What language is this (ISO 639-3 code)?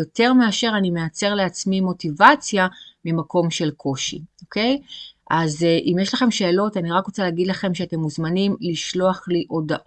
heb